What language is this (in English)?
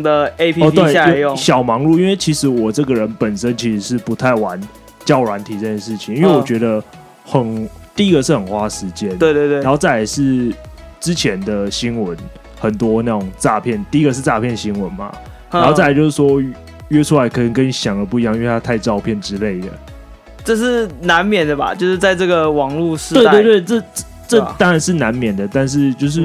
Chinese